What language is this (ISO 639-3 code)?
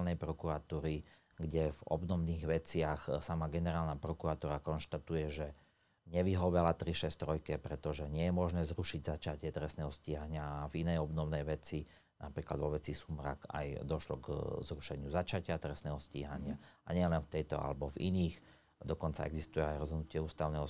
slk